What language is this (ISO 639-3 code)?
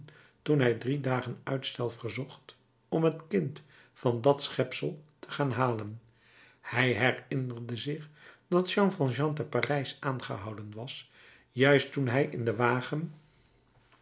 nld